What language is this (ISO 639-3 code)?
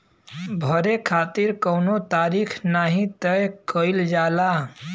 bho